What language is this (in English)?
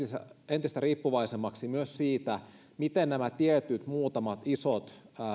Finnish